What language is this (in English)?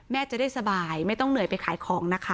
Thai